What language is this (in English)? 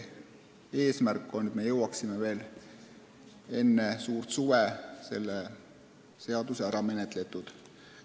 Estonian